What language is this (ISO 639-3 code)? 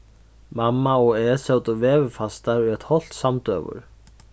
fao